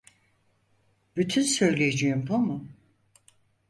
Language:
Turkish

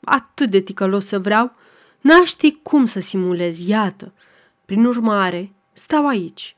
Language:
Romanian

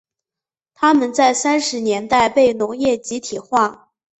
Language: Chinese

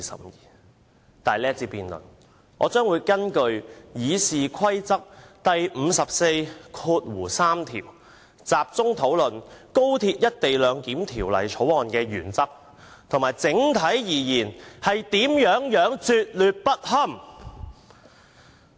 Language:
Cantonese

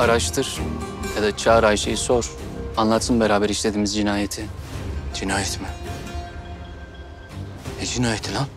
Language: Turkish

